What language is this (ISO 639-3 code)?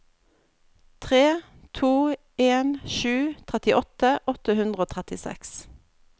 nor